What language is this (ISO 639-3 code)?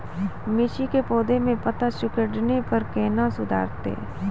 mai